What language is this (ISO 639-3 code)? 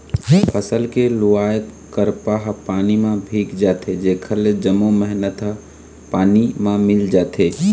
hne